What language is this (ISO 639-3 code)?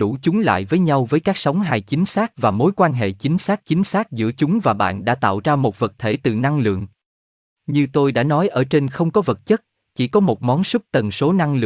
vie